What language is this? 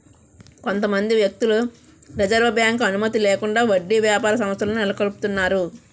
Telugu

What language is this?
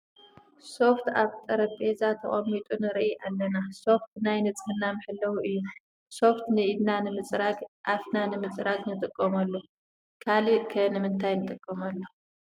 Tigrinya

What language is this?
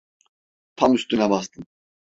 Turkish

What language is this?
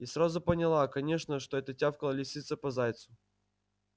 Russian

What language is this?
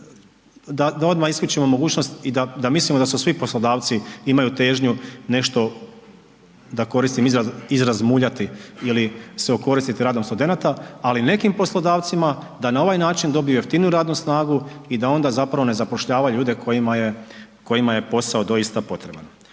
Croatian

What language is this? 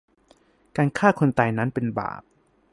Thai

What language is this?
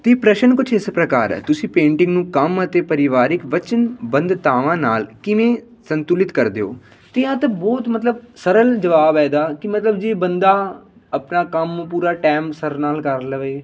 Punjabi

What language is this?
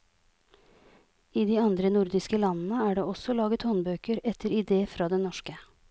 Norwegian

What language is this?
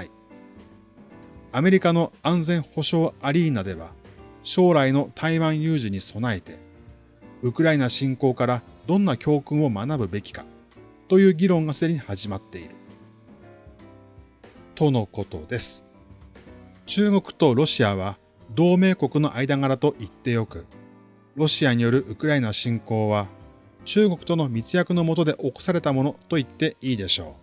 Japanese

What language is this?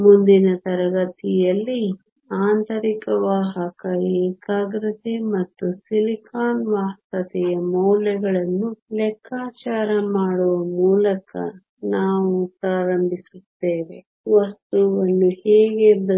Kannada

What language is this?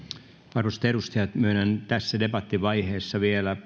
Finnish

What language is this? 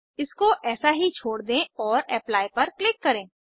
Hindi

